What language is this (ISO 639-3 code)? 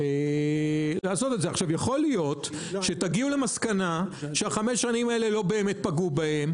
heb